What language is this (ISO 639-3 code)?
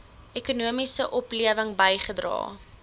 afr